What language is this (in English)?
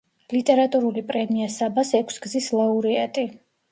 Georgian